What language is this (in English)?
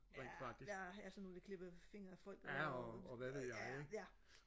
Danish